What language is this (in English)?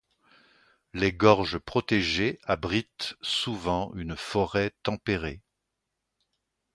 French